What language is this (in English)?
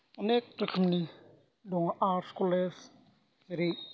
Bodo